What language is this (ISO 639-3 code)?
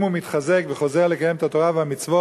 heb